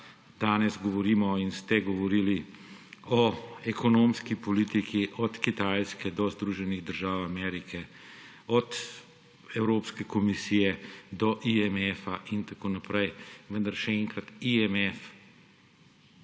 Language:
Slovenian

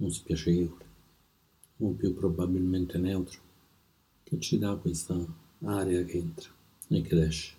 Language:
Italian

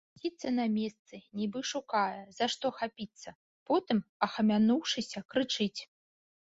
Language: Belarusian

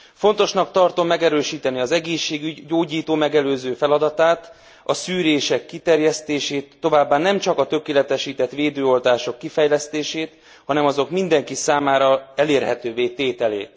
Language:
Hungarian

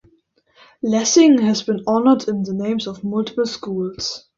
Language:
English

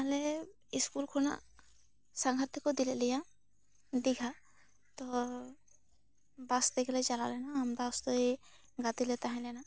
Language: Santali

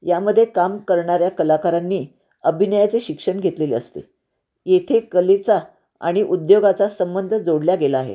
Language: Marathi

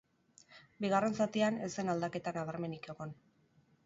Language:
Basque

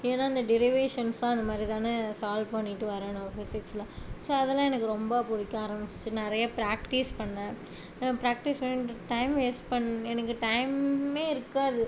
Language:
Tamil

